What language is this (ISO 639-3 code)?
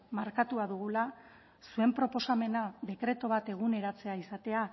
eus